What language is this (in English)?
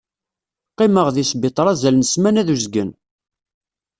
Kabyle